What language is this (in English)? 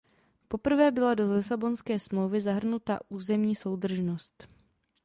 Czech